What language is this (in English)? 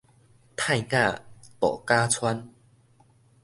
Min Nan Chinese